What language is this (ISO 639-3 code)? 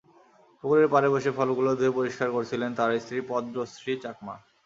ben